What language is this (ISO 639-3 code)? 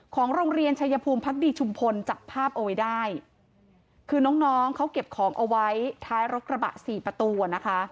tha